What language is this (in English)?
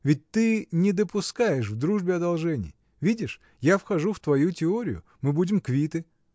Russian